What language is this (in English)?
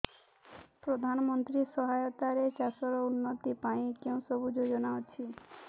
Odia